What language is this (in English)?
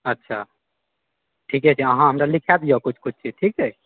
Maithili